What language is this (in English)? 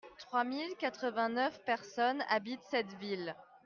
French